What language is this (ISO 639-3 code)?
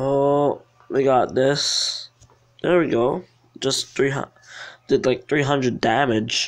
eng